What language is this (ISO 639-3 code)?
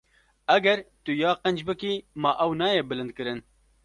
kur